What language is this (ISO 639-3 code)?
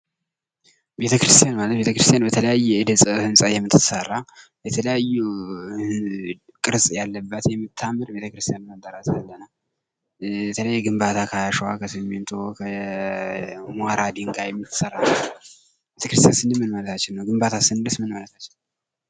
amh